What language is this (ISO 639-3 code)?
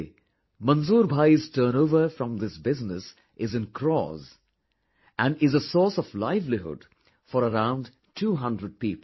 eng